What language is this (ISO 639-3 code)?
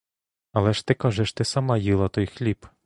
ukr